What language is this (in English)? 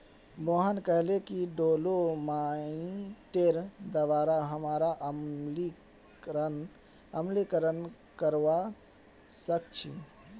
Magahi